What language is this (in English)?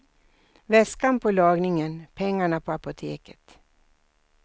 Swedish